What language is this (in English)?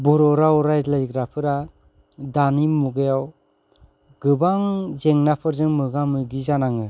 Bodo